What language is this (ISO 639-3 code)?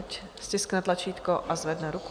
ces